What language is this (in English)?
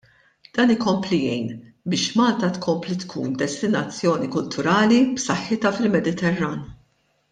Maltese